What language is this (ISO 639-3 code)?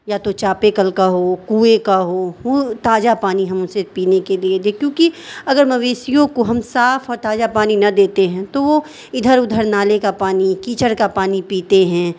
urd